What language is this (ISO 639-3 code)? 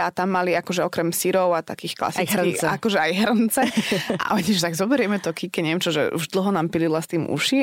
slk